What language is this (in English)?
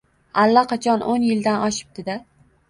Uzbek